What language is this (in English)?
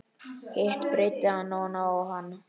Icelandic